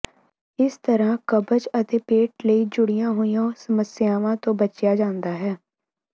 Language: Punjabi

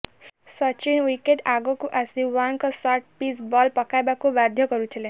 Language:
Odia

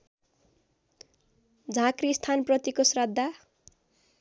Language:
Nepali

